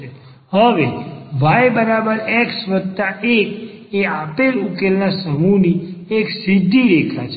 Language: Gujarati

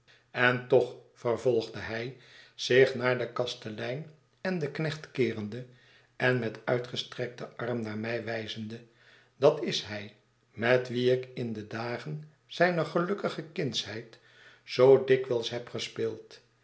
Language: Dutch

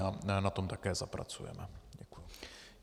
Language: Czech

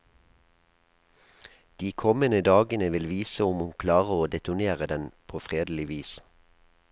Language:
Norwegian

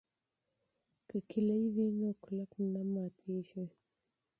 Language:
Pashto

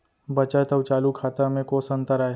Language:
Chhattisgarhi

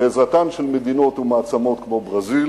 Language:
Hebrew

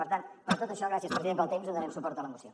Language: Catalan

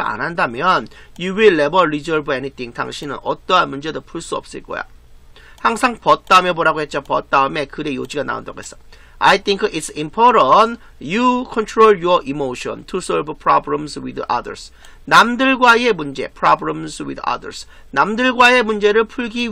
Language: Korean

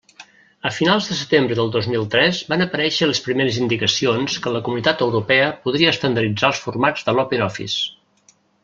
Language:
Catalan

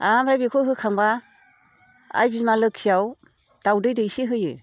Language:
Bodo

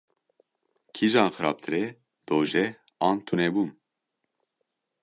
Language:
Kurdish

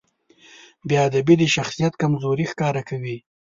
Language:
Pashto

